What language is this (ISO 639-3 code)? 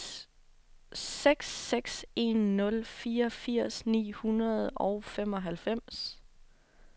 dan